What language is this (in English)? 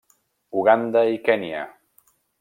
Catalan